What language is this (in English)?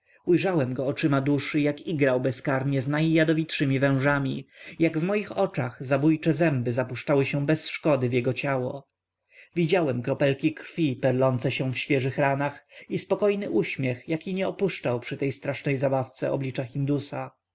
Polish